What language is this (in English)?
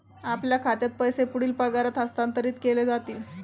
Marathi